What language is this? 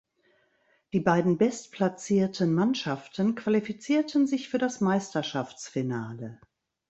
German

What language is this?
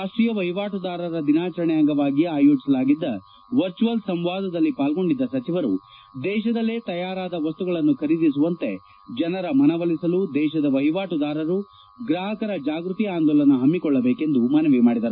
Kannada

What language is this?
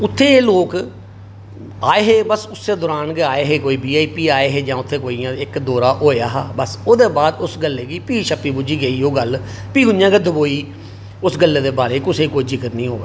Dogri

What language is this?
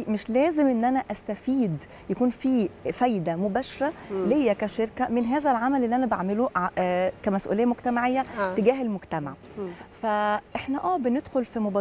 Arabic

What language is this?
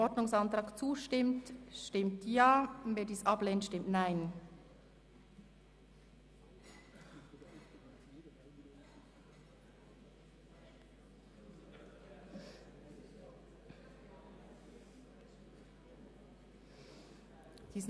Swiss German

